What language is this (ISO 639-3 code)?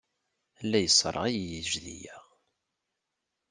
kab